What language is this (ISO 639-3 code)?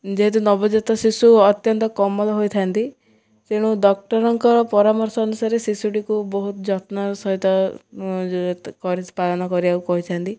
ori